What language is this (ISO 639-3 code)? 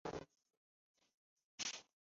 zho